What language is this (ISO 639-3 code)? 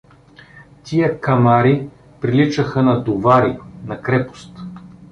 bul